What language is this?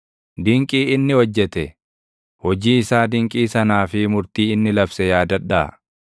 Oromo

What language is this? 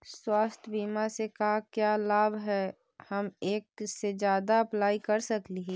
Magahi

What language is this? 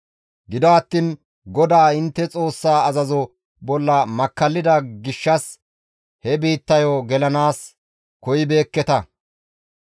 Gamo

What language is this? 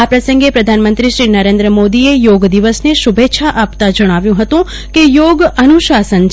Gujarati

